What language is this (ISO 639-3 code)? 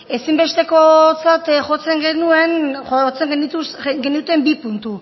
eus